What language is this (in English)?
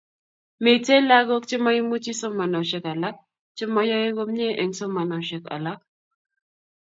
Kalenjin